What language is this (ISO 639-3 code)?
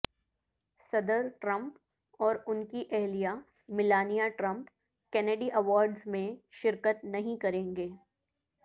urd